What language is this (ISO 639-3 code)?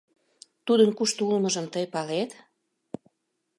chm